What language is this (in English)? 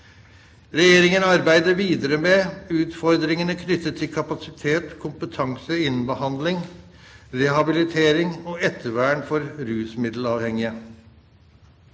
Norwegian